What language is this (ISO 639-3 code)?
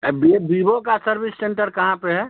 hin